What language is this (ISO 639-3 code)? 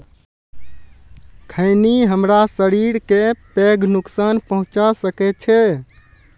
mai